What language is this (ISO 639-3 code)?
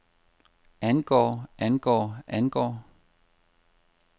dan